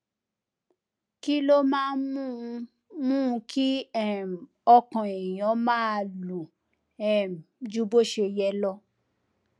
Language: Yoruba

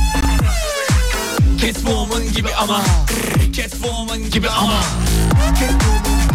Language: Turkish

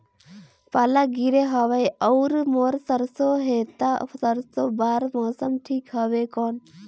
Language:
Chhattisgarhi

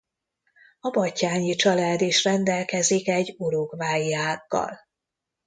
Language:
Hungarian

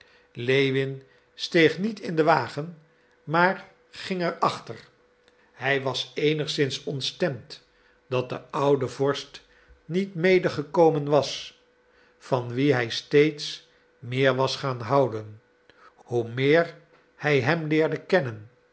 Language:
Dutch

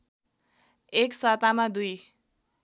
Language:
Nepali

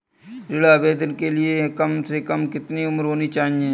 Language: Hindi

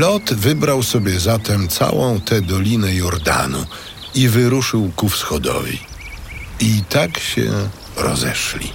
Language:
Polish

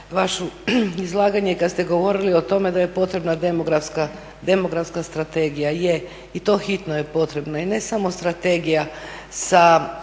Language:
Croatian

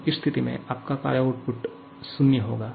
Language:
Hindi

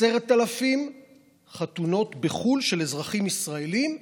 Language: Hebrew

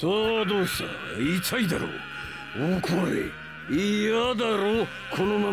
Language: Japanese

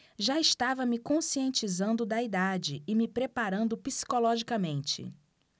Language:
Portuguese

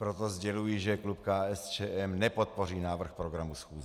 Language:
Czech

